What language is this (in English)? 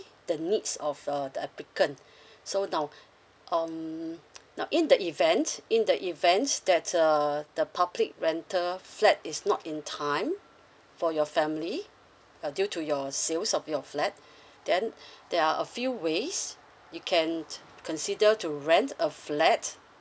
English